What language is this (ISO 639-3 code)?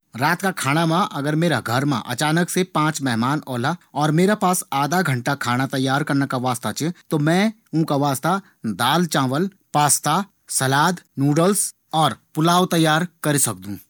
gbm